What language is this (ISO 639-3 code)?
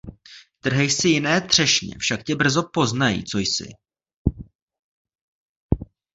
ces